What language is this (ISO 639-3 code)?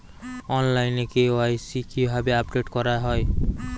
ben